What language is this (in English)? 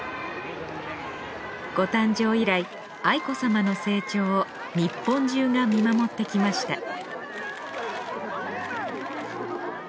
Japanese